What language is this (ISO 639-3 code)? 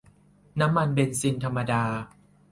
tha